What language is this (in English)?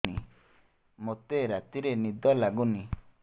Odia